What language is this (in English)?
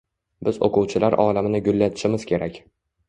Uzbek